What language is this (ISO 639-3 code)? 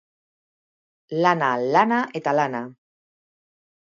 eus